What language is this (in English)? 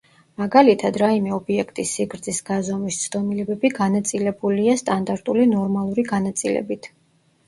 Georgian